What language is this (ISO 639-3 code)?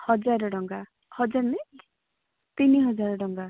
ori